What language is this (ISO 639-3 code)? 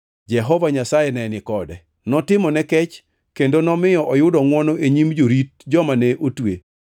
luo